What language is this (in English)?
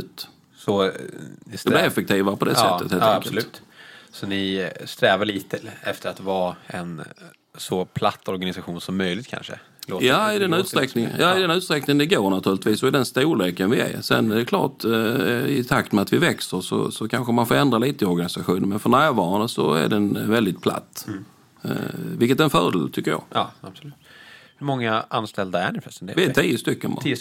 Swedish